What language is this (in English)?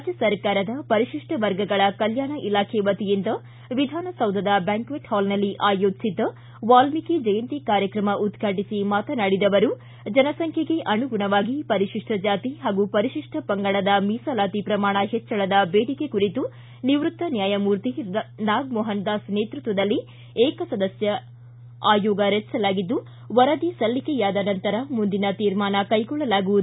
Kannada